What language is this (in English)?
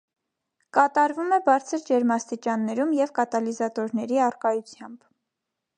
Armenian